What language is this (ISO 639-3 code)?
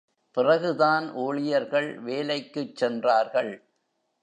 tam